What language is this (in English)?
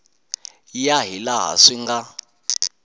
Tsonga